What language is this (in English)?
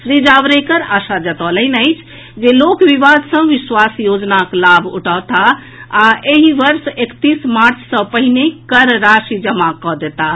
Maithili